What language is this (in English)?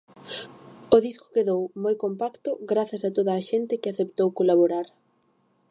Galician